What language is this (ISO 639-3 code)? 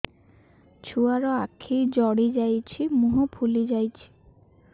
ori